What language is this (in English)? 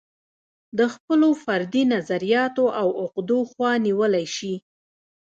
Pashto